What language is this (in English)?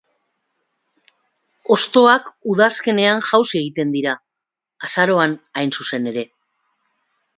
Basque